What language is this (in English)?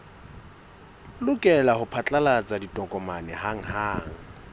Southern Sotho